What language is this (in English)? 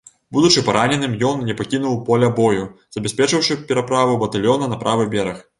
Belarusian